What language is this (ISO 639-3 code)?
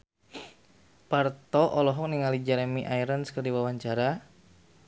sun